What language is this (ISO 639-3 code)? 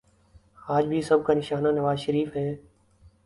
urd